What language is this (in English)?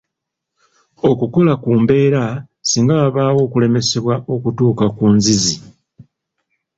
Ganda